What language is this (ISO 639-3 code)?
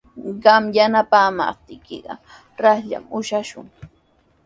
qws